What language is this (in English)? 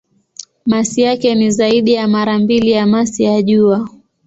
Swahili